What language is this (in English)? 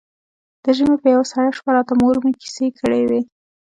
Pashto